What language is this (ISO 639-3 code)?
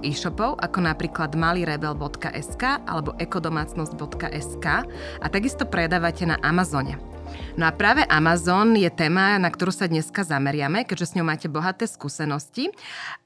slk